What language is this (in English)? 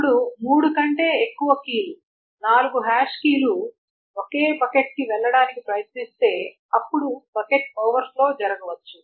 Telugu